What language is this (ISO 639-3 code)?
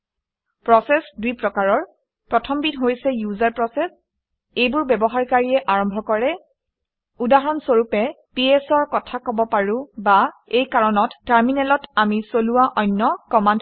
asm